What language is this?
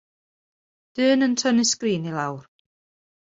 Welsh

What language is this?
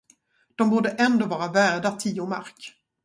Swedish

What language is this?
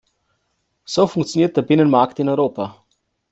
German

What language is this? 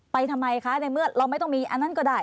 Thai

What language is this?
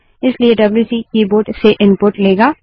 Hindi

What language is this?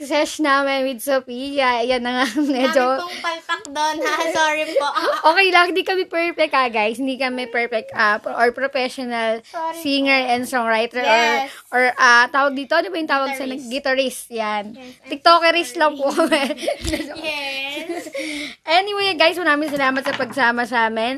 Filipino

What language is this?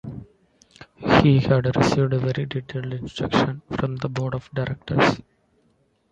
English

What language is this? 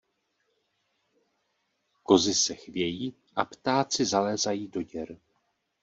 Czech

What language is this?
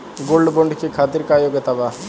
Bhojpuri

